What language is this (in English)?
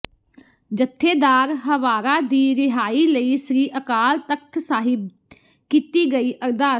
Punjabi